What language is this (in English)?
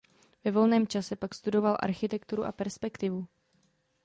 Czech